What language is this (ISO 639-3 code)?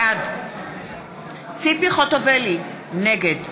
heb